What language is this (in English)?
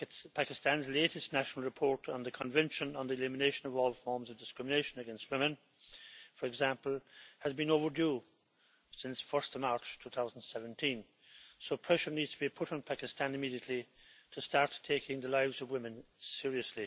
English